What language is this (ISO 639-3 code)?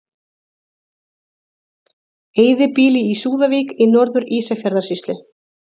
isl